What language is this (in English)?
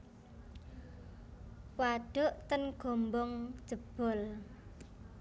Javanese